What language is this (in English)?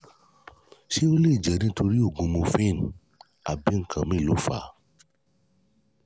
Yoruba